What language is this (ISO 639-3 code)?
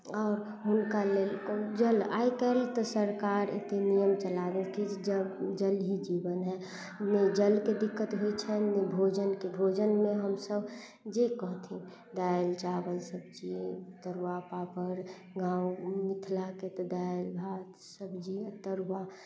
mai